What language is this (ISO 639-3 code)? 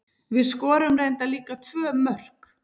isl